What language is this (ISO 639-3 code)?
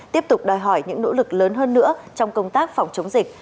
vie